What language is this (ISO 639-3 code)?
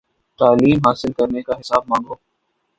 urd